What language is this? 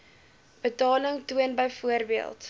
Afrikaans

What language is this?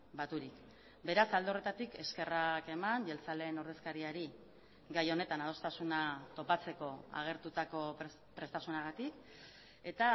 Basque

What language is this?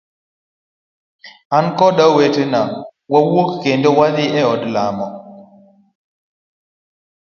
Luo (Kenya and Tanzania)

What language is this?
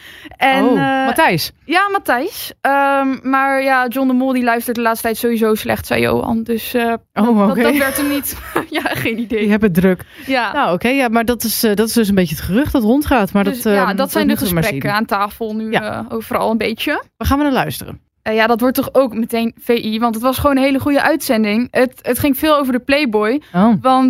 Dutch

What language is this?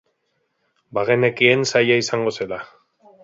Basque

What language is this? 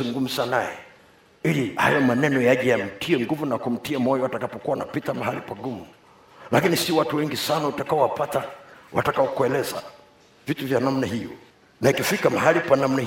Swahili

